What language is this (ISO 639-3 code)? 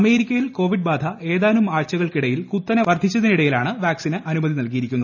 mal